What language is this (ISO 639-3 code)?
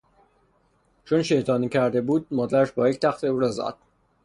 fas